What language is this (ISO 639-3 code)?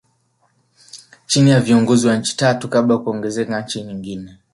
swa